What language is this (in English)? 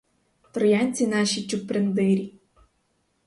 Ukrainian